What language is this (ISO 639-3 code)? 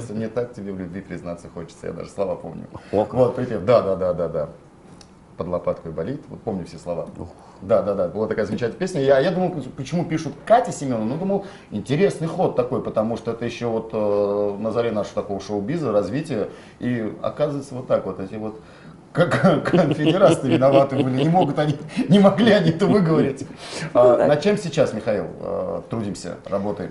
rus